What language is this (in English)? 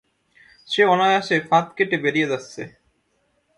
Bangla